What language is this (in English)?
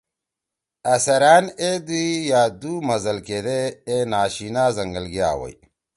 Torwali